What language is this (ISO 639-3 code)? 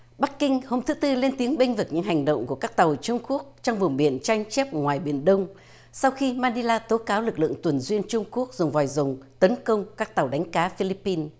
vie